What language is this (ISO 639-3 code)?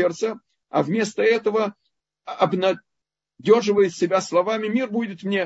rus